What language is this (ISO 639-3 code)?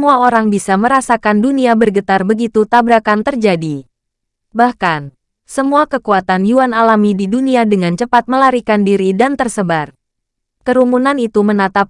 ind